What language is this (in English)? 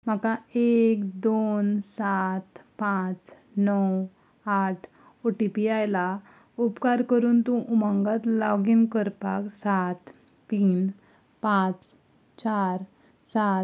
Konkani